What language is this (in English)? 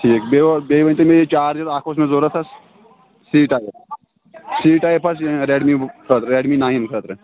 Kashmiri